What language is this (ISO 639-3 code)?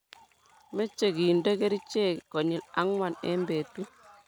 kln